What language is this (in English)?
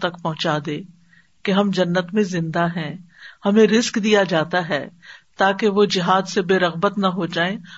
Urdu